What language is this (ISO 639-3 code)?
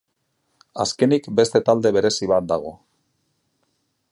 eus